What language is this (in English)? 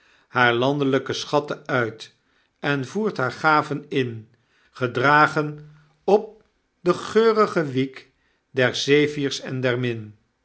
Dutch